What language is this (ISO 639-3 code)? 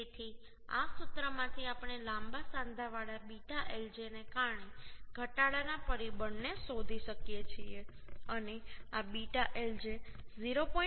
guj